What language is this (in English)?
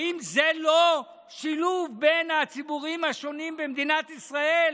Hebrew